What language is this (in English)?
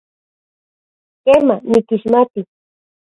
Central Puebla Nahuatl